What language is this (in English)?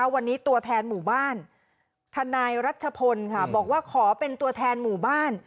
Thai